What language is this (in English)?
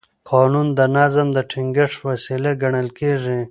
Pashto